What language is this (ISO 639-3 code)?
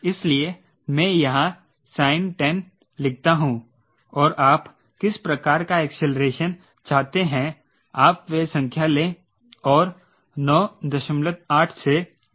hin